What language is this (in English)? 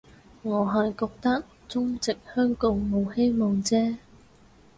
Cantonese